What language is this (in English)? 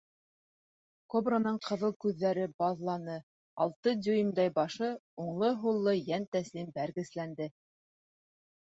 Bashkir